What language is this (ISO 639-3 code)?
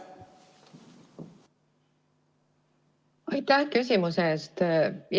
est